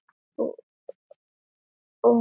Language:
Icelandic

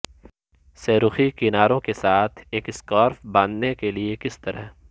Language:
Urdu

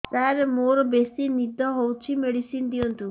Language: Odia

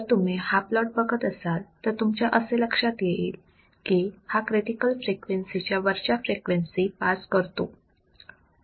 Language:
Marathi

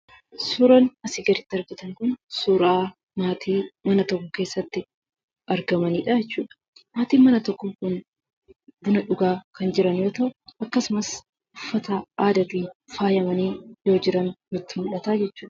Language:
Oromo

